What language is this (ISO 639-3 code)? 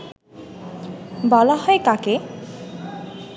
ben